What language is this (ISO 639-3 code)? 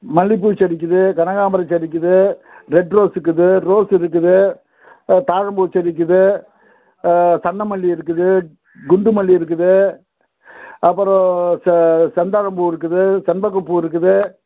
tam